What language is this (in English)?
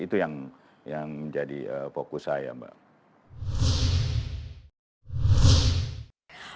Indonesian